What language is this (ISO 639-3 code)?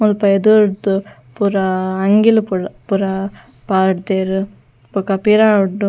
tcy